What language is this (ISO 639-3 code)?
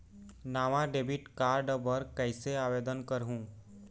hne